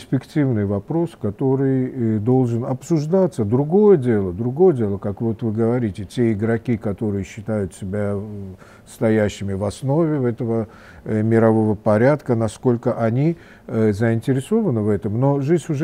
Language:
Russian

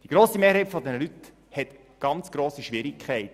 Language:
Swiss German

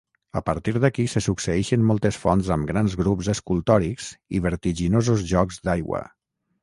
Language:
Catalan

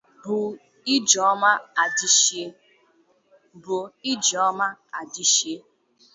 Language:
Igbo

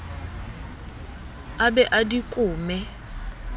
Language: Southern Sotho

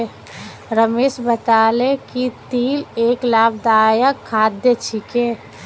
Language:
Magahi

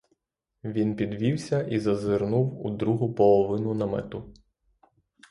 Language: Ukrainian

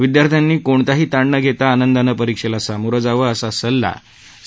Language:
Marathi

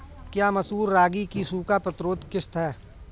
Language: Hindi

